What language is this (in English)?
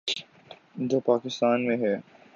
Urdu